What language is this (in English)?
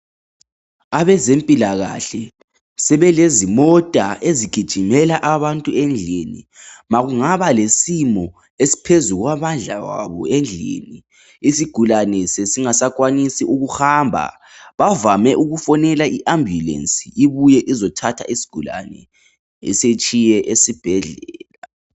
North Ndebele